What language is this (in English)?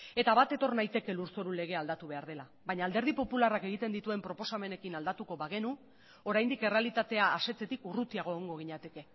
Basque